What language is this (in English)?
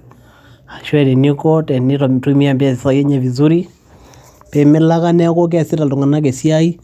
Masai